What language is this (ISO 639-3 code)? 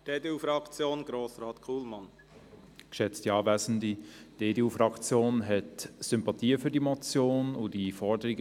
gsw